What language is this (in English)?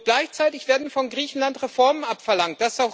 German